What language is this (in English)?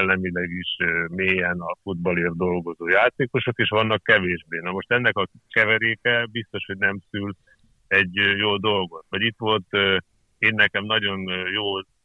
Hungarian